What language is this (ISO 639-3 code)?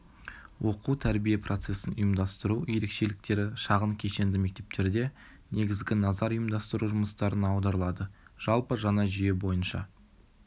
kaz